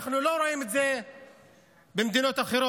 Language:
Hebrew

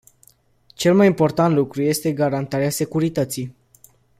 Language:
Romanian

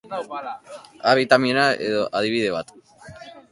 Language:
Basque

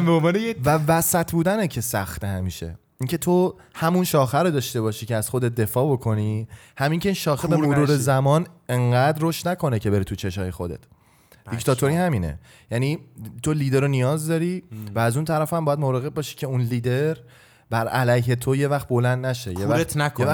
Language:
Persian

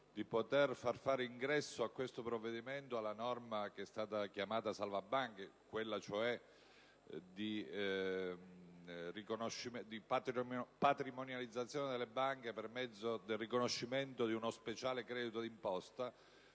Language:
Italian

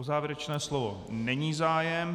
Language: Czech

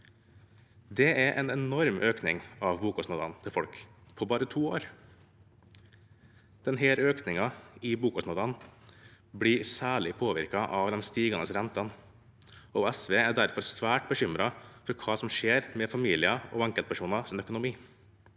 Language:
Norwegian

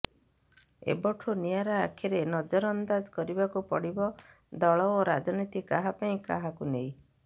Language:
Odia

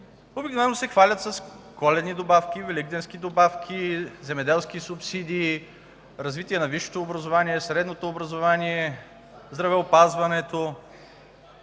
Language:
Bulgarian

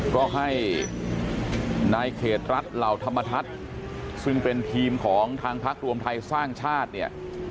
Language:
Thai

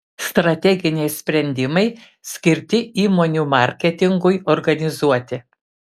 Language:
Lithuanian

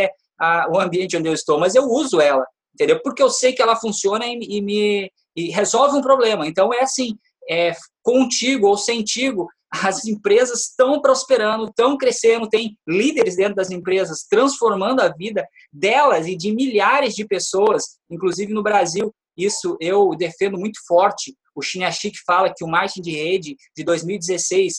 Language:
Portuguese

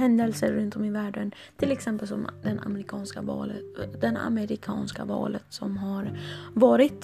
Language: Swedish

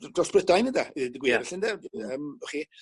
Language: Welsh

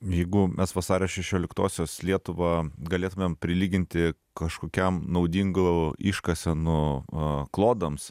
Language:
Lithuanian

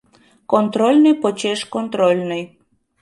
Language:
Mari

